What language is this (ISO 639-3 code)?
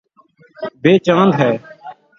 urd